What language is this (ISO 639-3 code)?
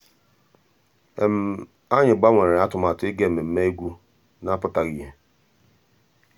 ibo